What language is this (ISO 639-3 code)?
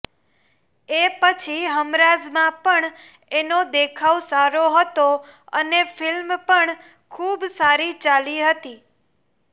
guj